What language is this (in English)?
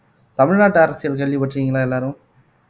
Tamil